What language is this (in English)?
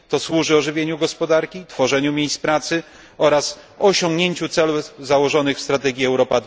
Polish